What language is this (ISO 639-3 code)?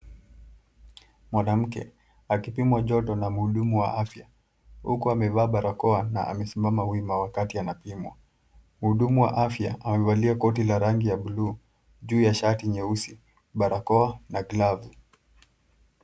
swa